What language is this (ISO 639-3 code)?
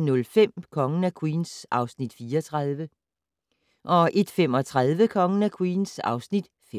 dan